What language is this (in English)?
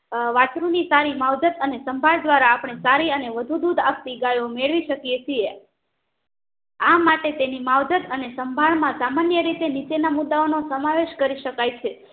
Gujarati